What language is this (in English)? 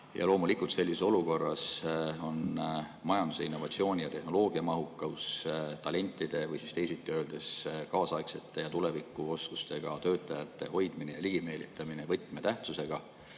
Estonian